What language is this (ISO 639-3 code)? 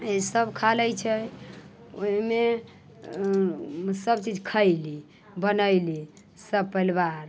mai